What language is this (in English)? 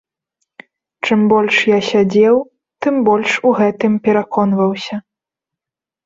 Belarusian